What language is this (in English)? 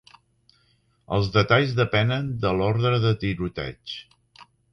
Catalan